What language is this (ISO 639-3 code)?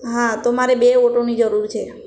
guj